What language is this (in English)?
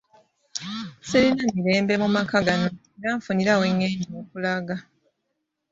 Ganda